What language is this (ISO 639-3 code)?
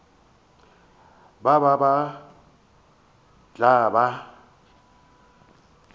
nso